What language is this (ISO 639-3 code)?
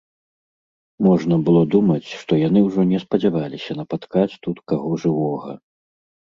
bel